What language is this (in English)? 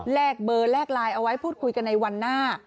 Thai